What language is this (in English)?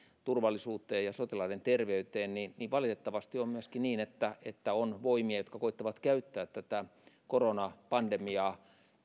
Finnish